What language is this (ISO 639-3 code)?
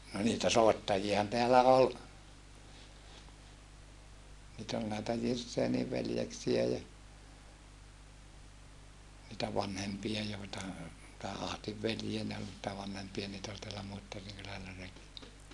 fin